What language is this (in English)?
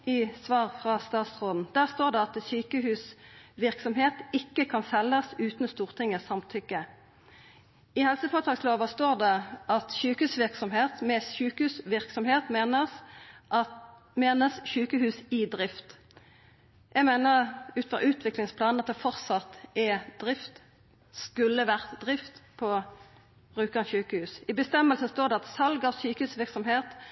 Norwegian Nynorsk